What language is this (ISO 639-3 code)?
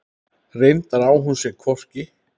isl